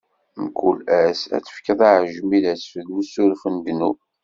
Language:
Kabyle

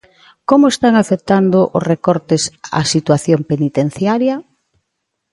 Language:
Galician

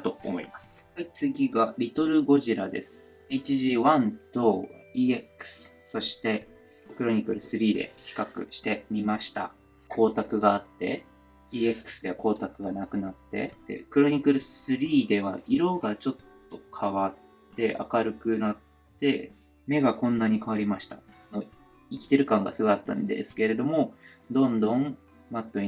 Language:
Japanese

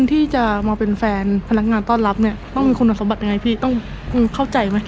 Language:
Thai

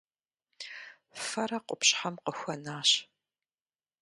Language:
Kabardian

